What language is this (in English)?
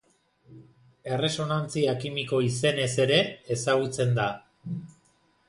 Basque